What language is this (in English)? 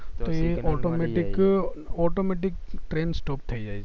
Gujarati